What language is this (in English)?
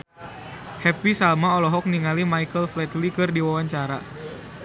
Sundanese